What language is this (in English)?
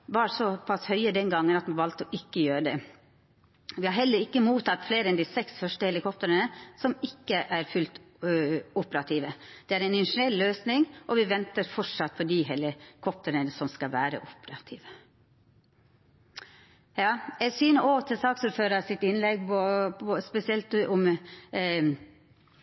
Norwegian Nynorsk